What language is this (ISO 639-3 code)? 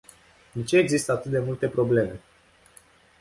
ron